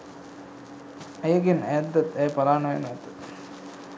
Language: Sinhala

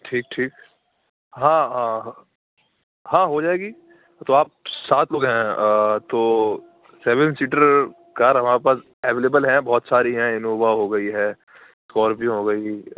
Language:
Urdu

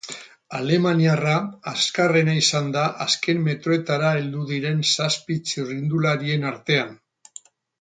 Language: Basque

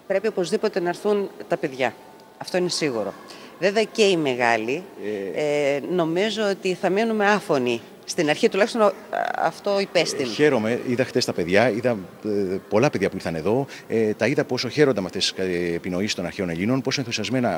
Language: Greek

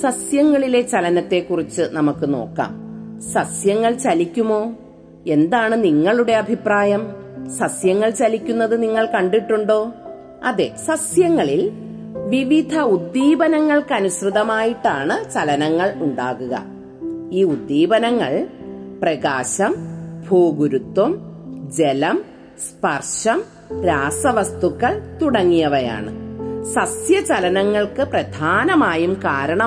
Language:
Malayalam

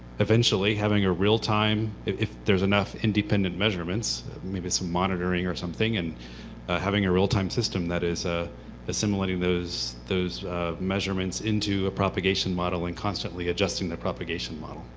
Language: English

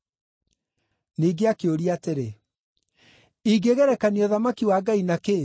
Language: Kikuyu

